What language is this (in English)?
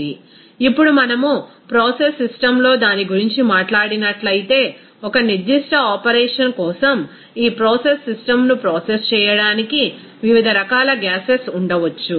Telugu